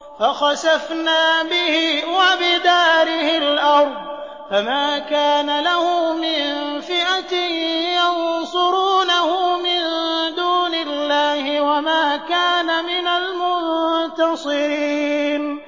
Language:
Arabic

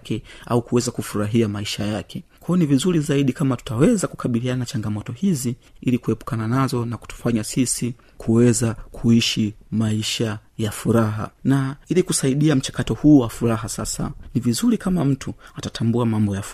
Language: Swahili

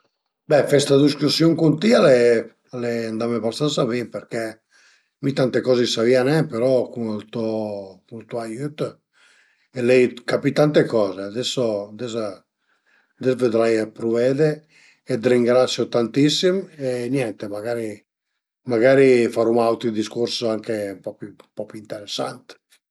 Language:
Piedmontese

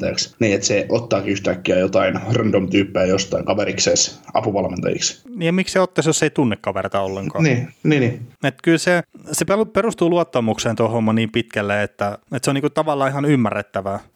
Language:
Finnish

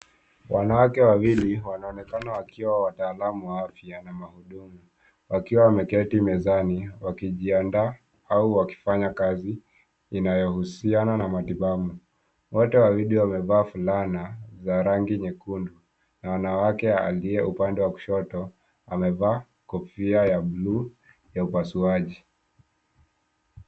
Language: Swahili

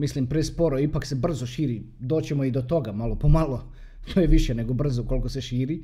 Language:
Croatian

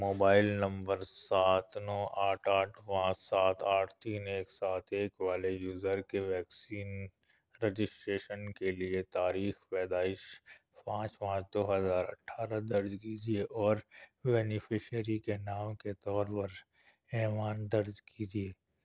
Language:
Urdu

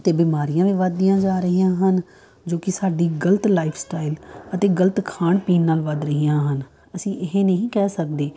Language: Punjabi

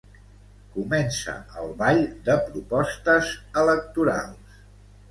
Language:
Catalan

